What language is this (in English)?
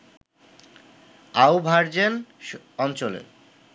Bangla